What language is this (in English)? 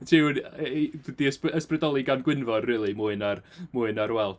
Welsh